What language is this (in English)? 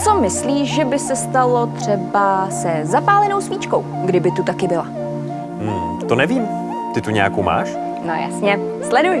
Czech